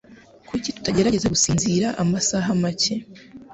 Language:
Kinyarwanda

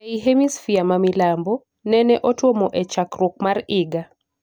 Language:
Luo (Kenya and Tanzania)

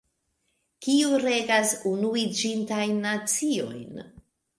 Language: Esperanto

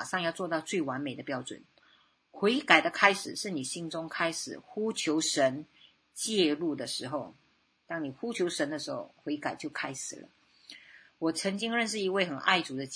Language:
Chinese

